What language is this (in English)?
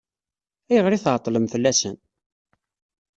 Kabyle